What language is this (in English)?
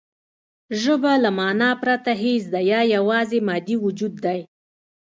Pashto